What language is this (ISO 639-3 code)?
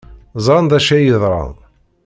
kab